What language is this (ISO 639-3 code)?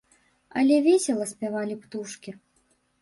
bel